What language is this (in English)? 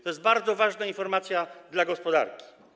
Polish